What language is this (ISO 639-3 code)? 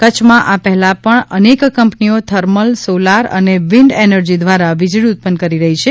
guj